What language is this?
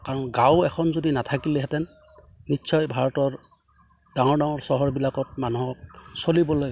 Assamese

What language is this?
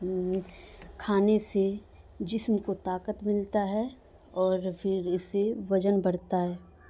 Urdu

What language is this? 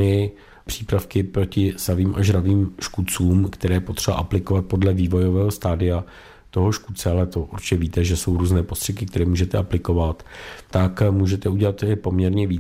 Czech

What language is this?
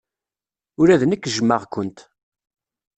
Kabyle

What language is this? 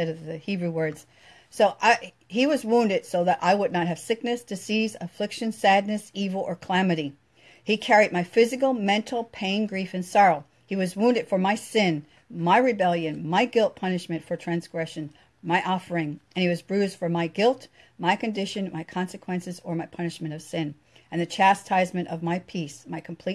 English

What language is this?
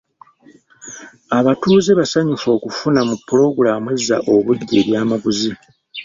Ganda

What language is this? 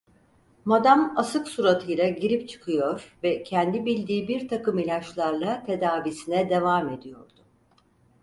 Turkish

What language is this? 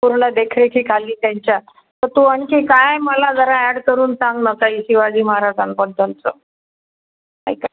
Marathi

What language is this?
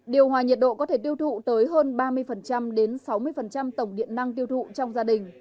Vietnamese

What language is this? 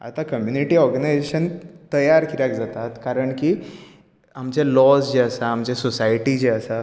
Konkani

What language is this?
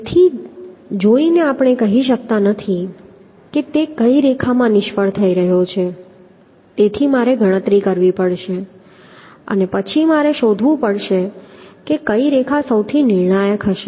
Gujarati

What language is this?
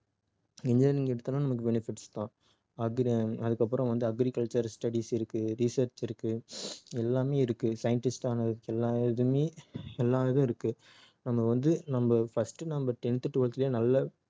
Tamil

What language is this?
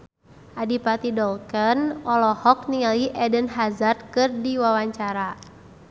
Sundanese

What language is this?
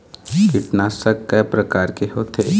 Chhattisgarhi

